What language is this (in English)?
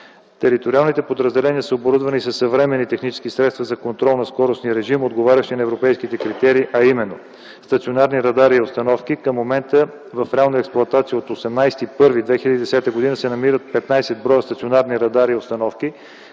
Bulgarian